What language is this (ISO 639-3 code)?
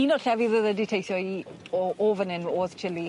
cym